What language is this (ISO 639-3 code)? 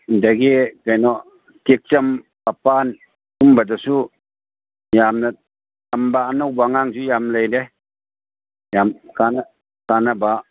mni